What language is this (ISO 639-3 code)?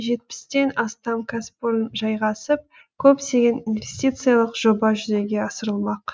kaz